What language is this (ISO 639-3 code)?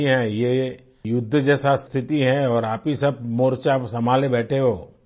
hin